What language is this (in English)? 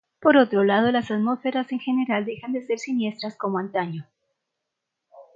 Spanish